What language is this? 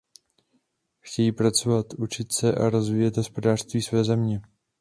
Czech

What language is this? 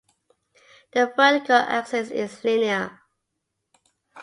English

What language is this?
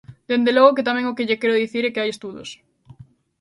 Galician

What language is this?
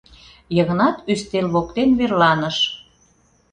Mari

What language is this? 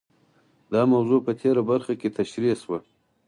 Pashto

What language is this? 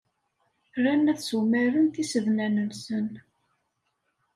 Kabyle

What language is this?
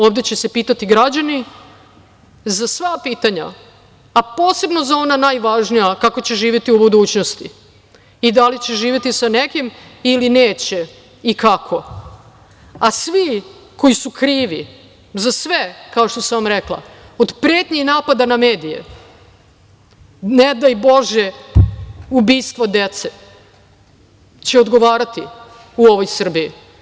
Serbian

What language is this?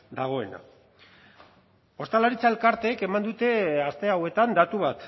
Basque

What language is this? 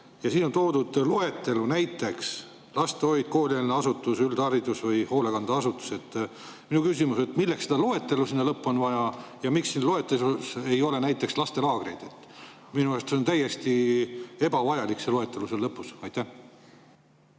Estonian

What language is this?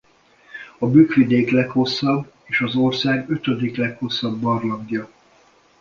Hungarian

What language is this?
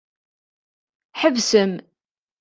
Kabyle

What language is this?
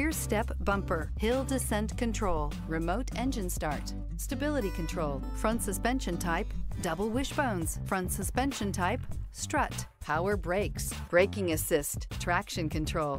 English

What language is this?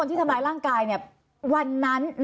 Thai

